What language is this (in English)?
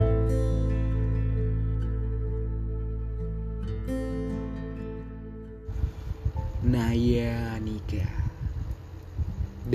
Indonesian